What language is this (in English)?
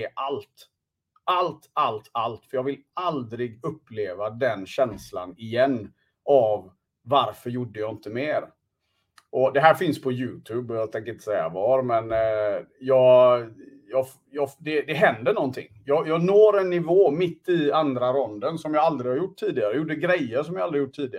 Swedish